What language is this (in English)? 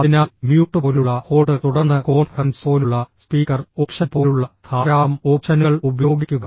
Malayalam